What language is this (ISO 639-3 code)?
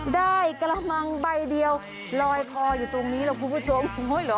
tha